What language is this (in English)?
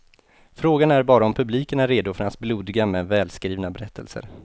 Swedish